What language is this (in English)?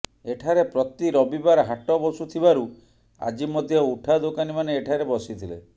Odia